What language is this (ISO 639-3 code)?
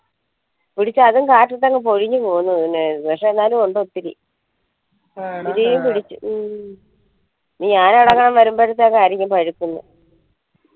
mal